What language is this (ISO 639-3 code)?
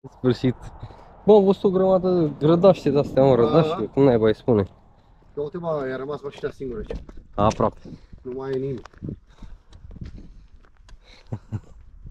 ron